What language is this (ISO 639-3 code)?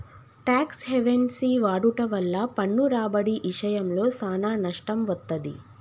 tel